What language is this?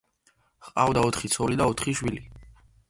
Georgian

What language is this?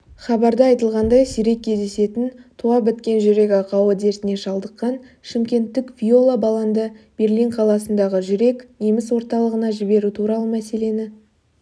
Kazakh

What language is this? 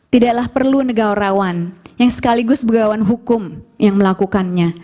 Indonesian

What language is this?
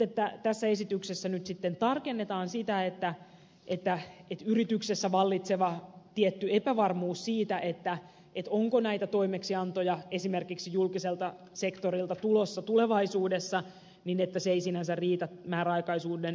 Finnish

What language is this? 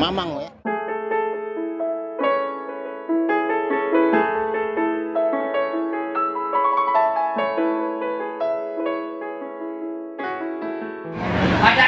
Indonesian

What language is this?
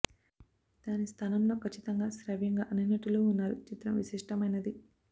Telugu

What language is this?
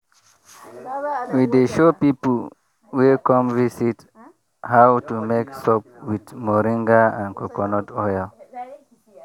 Nigerian Pidgin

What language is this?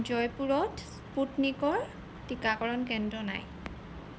Assamese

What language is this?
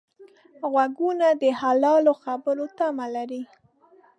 Pashto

